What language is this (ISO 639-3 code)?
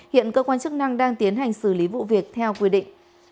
vie